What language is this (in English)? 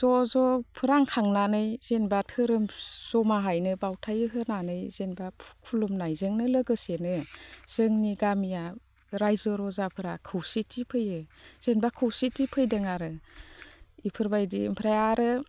Bodo